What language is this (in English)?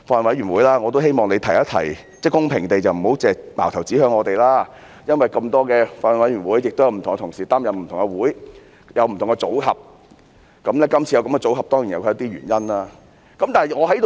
Cantonese